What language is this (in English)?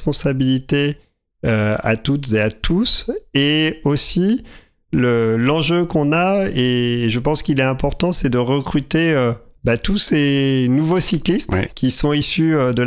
French